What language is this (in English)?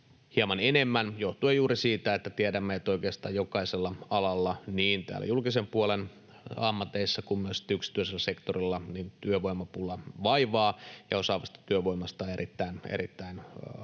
Finnish